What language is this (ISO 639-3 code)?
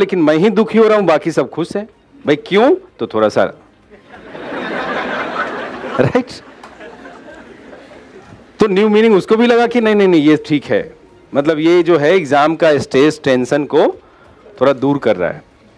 eng